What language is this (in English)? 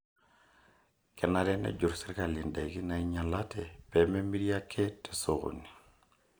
Masai